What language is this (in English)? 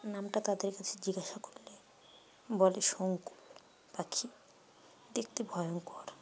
Bangla